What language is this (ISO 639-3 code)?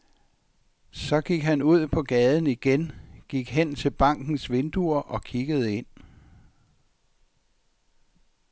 dan